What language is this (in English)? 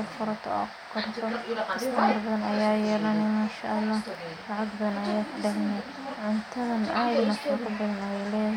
Somali